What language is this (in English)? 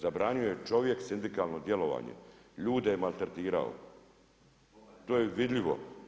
Croatian